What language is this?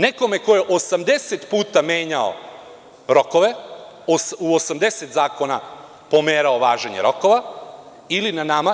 Serbian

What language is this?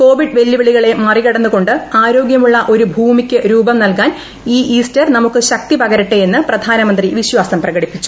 Malayalam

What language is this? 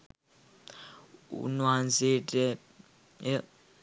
Sinhala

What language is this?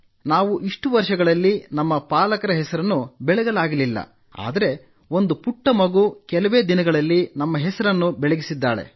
Kannada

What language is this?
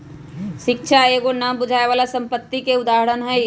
Magahi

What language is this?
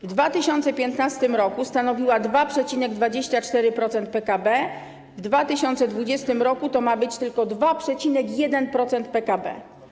Polish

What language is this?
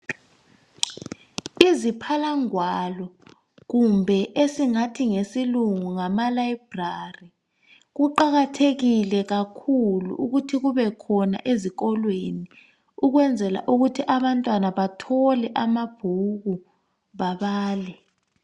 North Ndebele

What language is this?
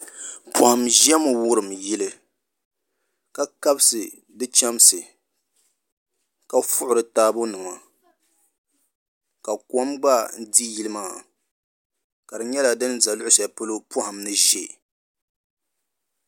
Dagbani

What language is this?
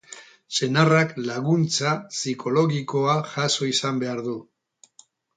Basque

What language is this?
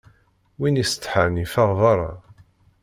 Kabyle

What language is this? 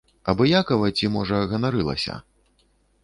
Belarusian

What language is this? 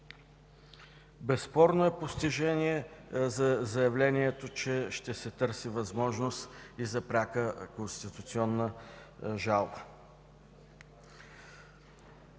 Bulgarian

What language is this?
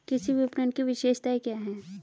Hindi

